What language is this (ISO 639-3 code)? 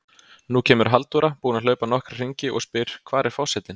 isl